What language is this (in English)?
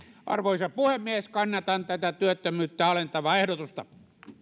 Finnish